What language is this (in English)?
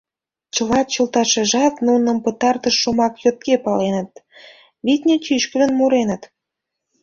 Mari